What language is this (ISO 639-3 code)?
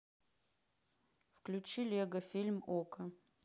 rus